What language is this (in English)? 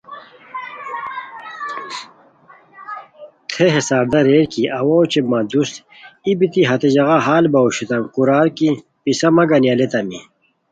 Khowar